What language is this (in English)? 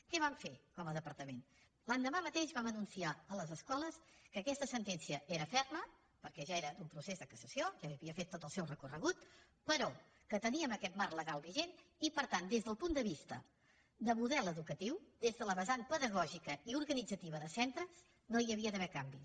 Catalan